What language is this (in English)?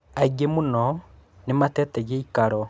Kikuyu